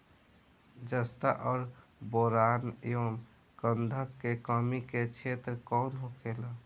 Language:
Bhojpuri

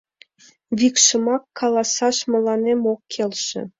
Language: Mari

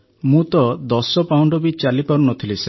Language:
Odia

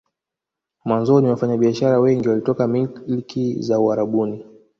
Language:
Swahili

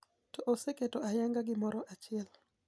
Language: Luo (Kenya and Tanzania)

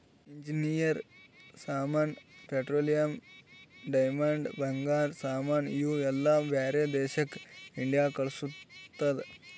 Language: Kannada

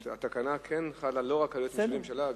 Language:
Hebrew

